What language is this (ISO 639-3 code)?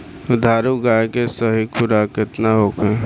bho